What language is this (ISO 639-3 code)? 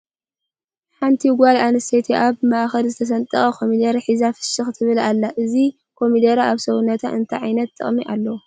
tir